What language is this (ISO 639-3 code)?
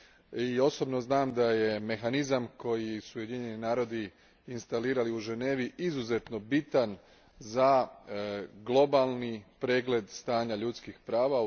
hrv